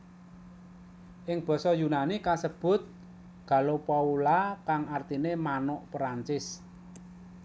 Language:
Javanese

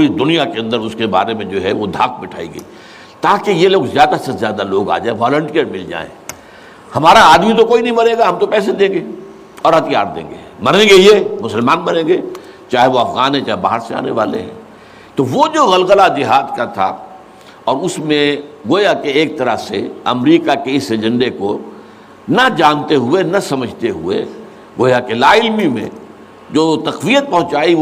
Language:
Urdu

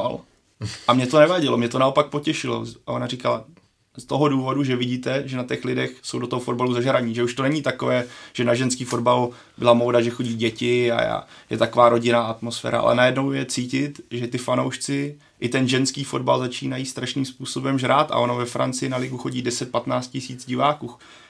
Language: Czech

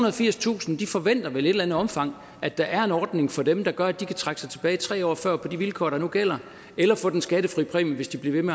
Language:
Danish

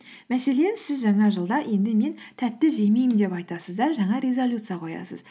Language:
Kazakh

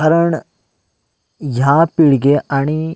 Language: Konkani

